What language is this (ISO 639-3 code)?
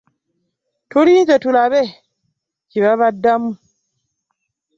lug